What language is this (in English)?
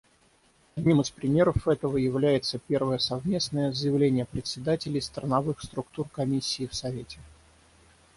Russian